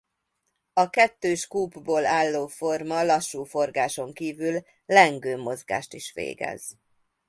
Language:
Hungarian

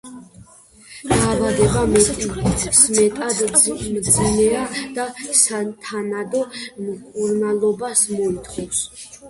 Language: Georgian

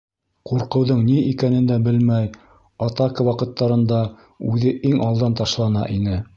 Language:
Bashkir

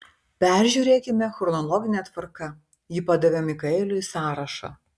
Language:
Lithuanian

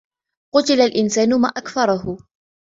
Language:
Arabic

